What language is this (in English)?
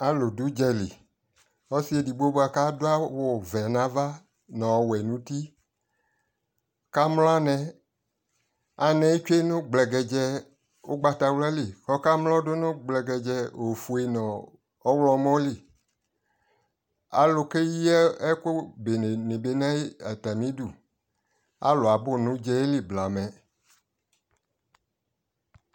Ikposo